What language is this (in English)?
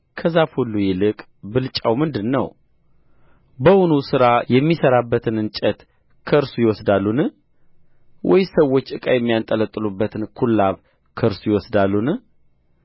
Amharic